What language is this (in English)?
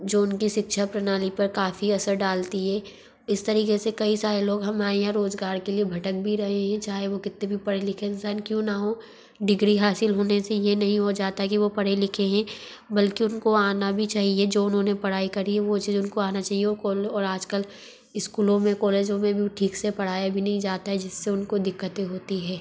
Hindi